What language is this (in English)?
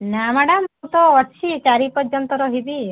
Odia